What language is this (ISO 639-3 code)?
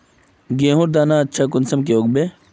mag